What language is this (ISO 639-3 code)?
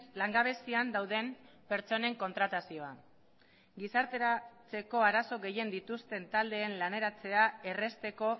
eus